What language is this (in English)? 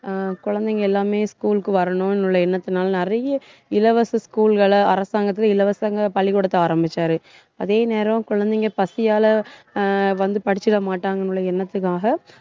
Tamil